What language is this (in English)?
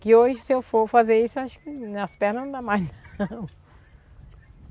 Portuguese